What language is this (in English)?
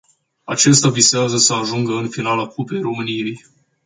Romanian